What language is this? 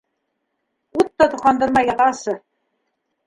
Bashkir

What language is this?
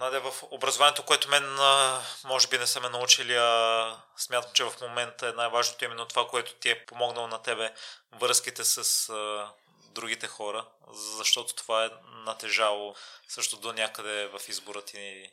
Bulgarian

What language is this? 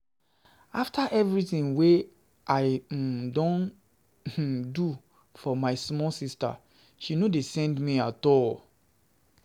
Nigerian Pidgin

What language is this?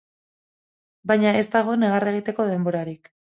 Basque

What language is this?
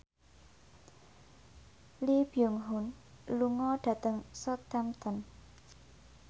Javanese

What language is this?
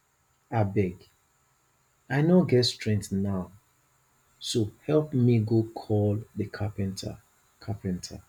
Nigerian Pidgin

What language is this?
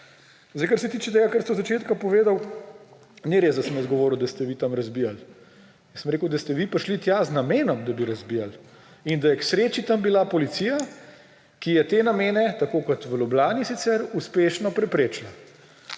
Slovenian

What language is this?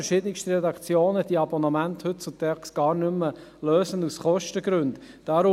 Swiss German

